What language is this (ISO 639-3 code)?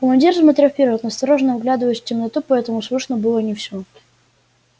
rus